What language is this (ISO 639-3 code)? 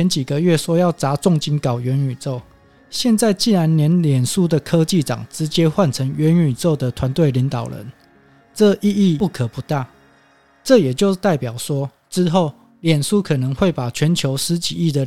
zho